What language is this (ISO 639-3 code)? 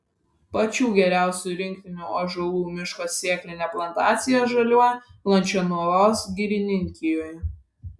lit